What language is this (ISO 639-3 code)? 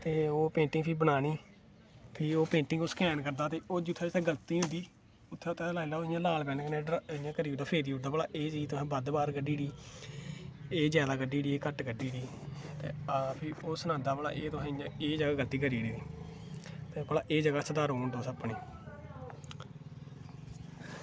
doi